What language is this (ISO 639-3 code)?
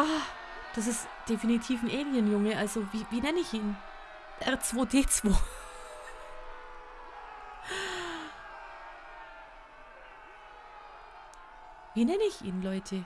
deu